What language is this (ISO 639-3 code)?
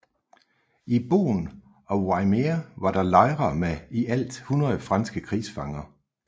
dan